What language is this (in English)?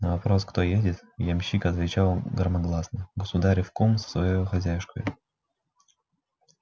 Russian